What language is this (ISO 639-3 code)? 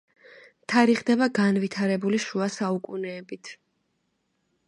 kat